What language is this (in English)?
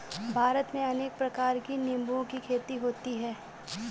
Hindi